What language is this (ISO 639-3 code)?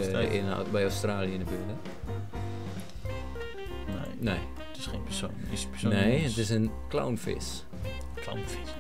nld